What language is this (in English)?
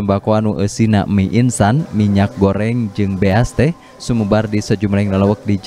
Indonesian